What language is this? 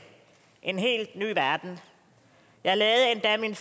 Danish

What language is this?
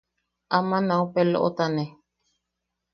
Yaqui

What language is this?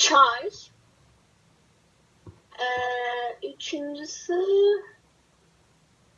Turkish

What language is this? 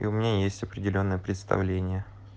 Russian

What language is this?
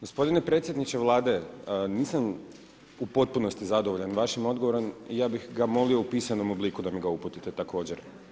Croatian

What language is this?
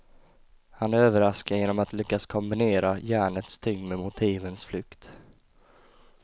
Swedish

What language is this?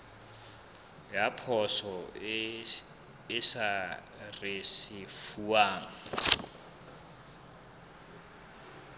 Southern Sotho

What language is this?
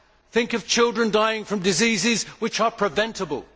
English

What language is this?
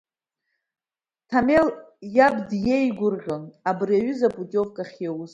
Abkhazian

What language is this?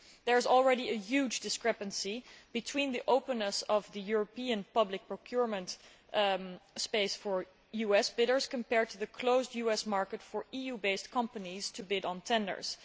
English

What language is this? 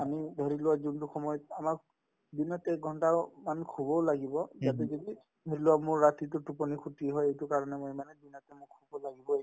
Assamese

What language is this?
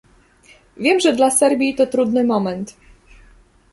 Polish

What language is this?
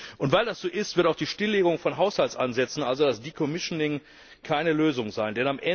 German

